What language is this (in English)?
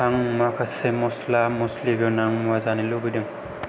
Bodo